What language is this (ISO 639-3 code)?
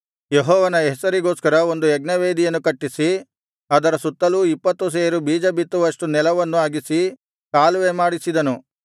kan